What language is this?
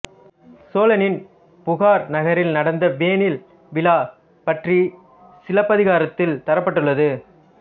Tamil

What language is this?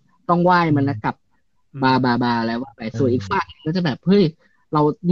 Thai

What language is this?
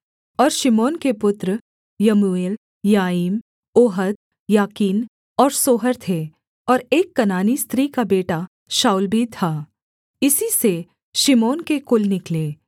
Hindi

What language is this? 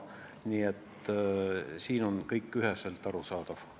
Estonian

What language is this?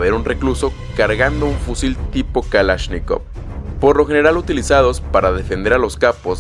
Spanish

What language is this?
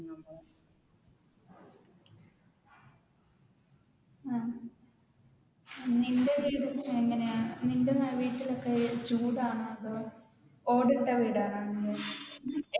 Malayalam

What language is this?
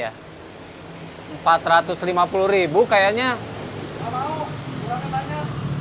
Indonesian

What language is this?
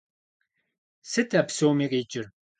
Kabardian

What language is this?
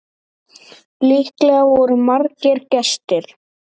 Icelandic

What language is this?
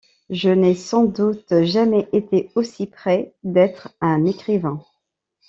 French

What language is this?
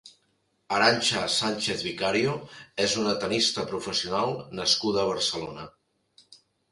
Catalan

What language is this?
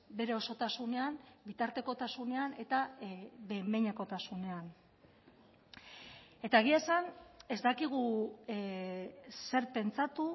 Basque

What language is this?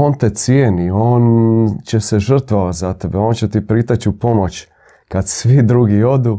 Croatian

